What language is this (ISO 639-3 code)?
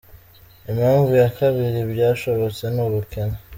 kin